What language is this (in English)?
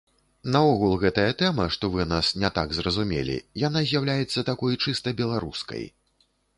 Belarusian